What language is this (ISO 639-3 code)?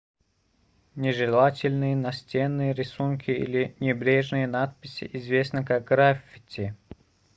rus